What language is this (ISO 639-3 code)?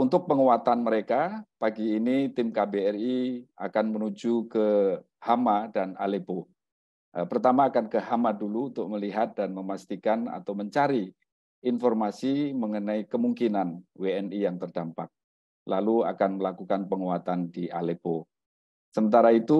ind